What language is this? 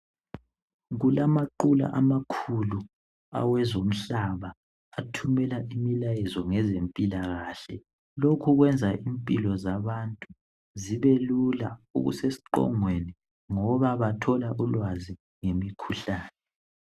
North Ndebele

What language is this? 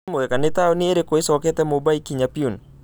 Kikuyu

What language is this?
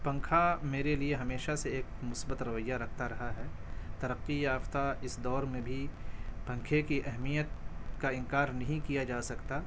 Urdu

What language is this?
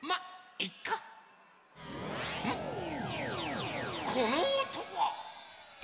Japanese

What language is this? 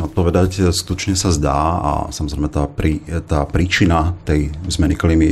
Slovak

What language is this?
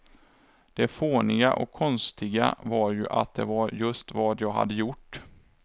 Swedish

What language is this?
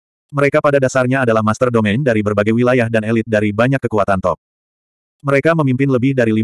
Indonesian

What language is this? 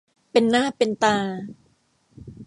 Thai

